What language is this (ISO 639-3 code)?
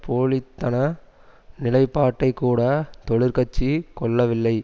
tam